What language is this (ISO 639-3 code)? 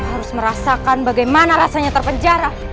ind